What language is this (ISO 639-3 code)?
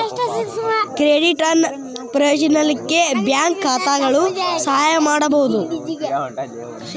kan